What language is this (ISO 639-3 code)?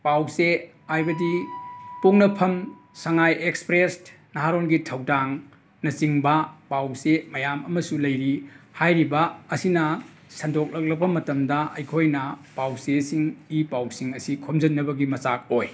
mni